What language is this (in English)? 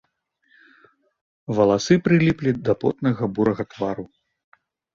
Belarusian